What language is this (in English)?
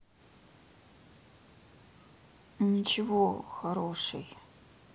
Russian